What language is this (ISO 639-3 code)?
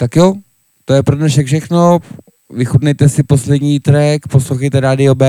ces